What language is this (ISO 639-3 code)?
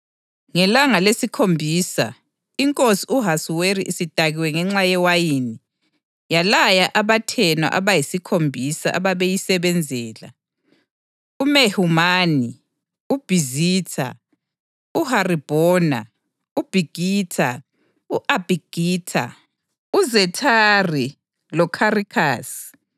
nde